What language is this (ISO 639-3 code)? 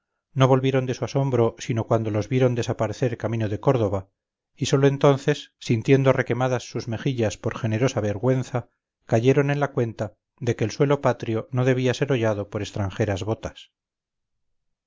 spa